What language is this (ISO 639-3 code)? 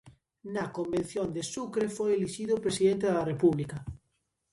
glg